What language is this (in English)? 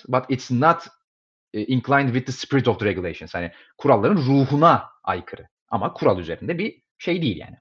Turkish